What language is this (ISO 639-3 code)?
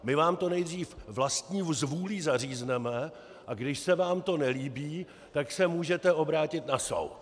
ces